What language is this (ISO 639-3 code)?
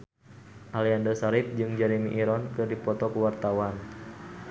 sun